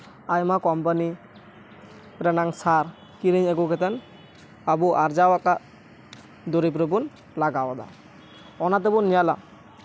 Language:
Santali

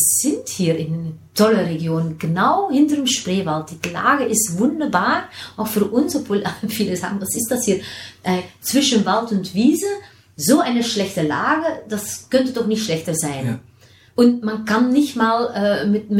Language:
German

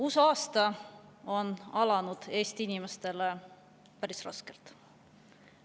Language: Estonian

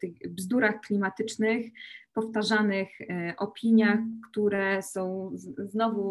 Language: Polish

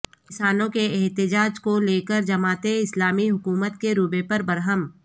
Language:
Urdu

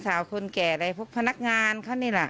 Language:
Thai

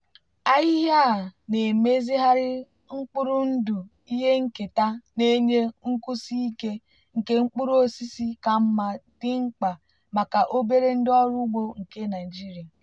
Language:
Igbo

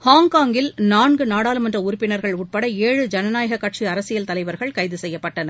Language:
Tamil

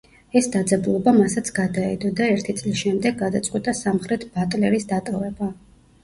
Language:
Georgian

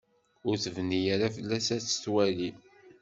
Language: Kabyle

